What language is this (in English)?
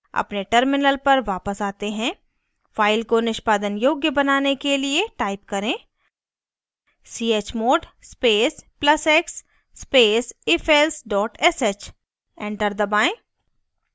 Hindi